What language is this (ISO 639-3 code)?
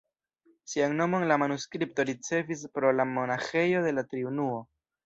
epo